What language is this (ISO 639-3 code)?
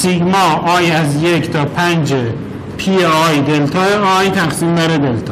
fas